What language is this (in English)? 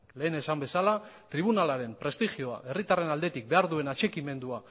Basque